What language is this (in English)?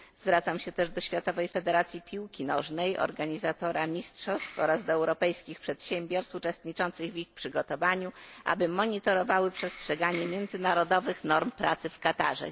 Polish